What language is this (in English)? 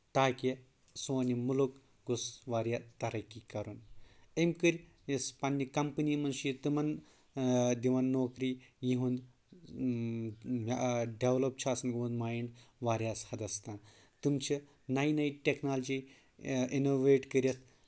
Kashmiri